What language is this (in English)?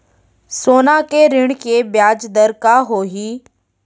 Chhattisgarhi